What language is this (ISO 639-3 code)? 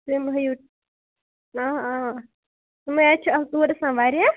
kas